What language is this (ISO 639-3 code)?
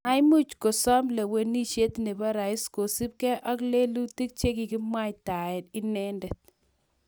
kln